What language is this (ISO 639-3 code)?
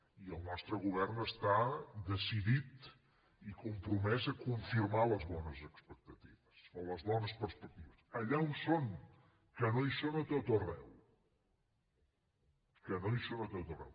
cat